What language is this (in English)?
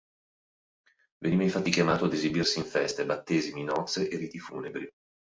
Italian